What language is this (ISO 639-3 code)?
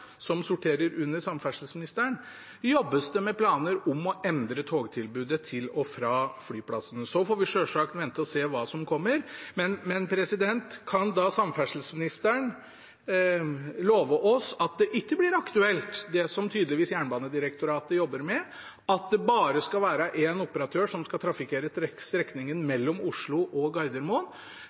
nob